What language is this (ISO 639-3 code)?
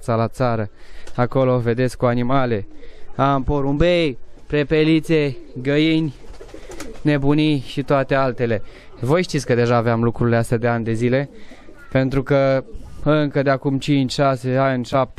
ron